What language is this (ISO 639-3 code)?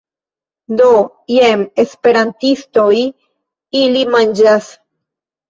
epo